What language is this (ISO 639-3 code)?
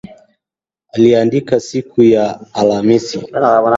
swa